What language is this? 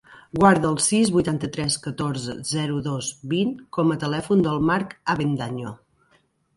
Catalan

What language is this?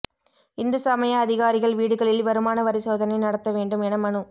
Tamil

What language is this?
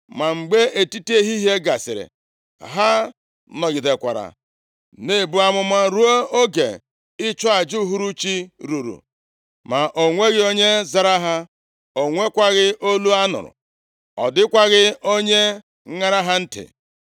Igbo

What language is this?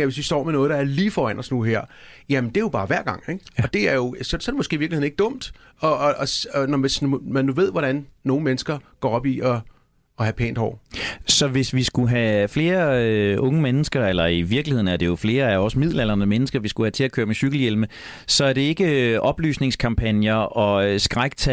Danish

